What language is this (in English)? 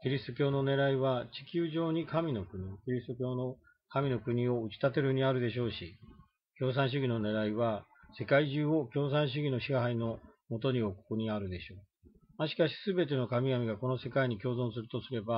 Japanese